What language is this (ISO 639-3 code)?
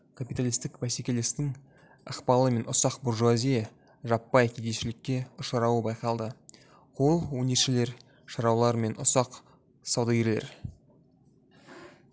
kaz